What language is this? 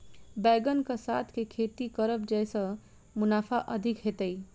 Maithili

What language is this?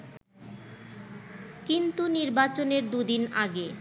Bangla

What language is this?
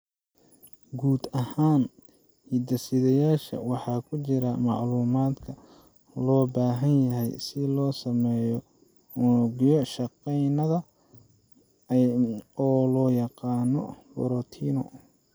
Somali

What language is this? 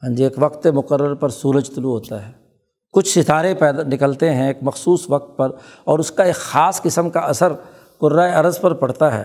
Urdu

